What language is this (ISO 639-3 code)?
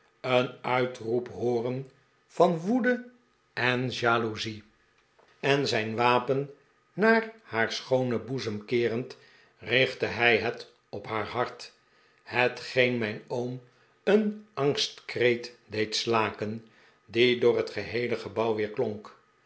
nld